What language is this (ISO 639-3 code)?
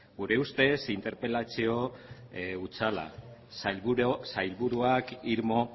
eus